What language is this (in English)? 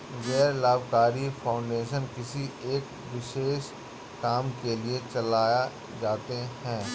Hindi